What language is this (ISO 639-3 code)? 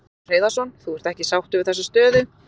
isl